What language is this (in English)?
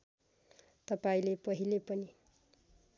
Nepali